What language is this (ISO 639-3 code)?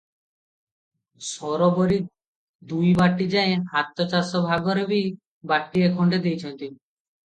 ori